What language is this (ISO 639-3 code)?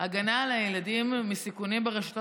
heb